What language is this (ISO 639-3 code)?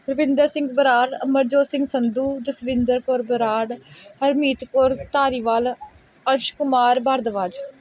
pan